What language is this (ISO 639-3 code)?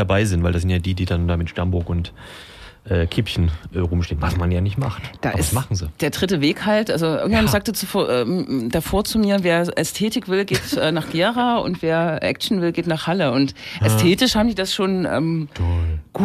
deu